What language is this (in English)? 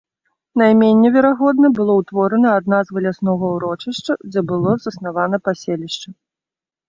Belarusian